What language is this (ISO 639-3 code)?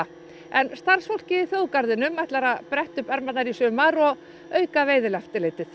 isl